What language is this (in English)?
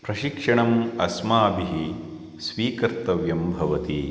Sanskrit